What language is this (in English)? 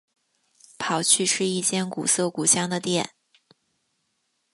Chinese